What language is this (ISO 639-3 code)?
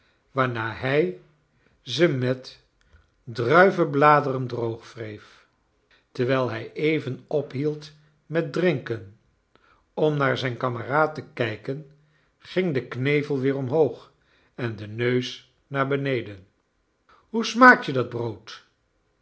nld